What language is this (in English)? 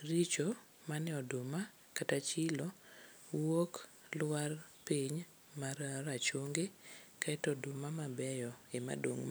Luo (Kenya and Tanzania)